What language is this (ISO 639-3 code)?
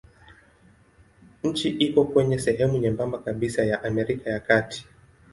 swa